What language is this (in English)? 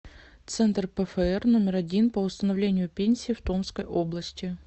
Russian